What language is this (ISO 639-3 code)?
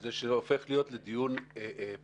heb